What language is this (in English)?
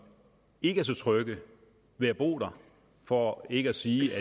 Danish